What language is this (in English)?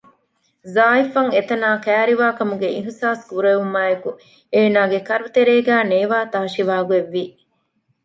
Divehi